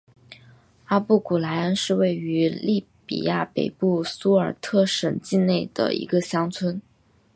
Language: Chinese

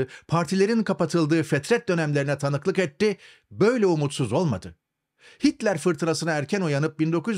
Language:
Turkish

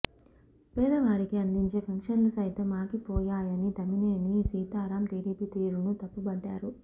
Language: Telugu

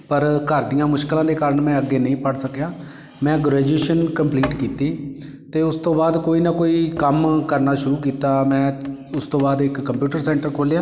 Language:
Punjabi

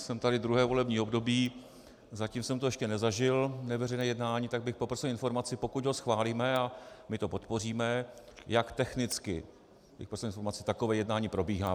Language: Czech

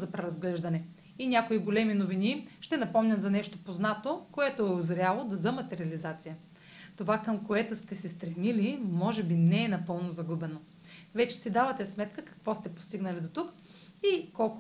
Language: Bulgarian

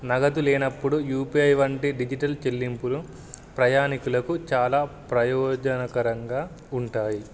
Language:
Telugu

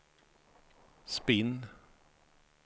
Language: Swedish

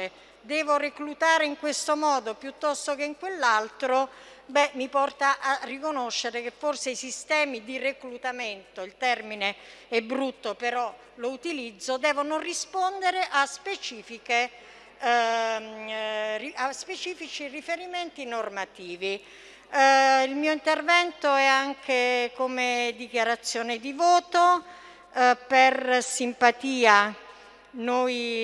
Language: Italian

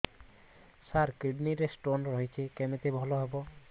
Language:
Odia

